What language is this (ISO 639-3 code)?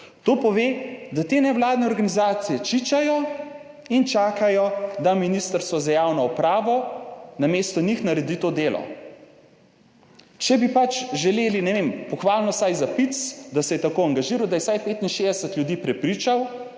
slv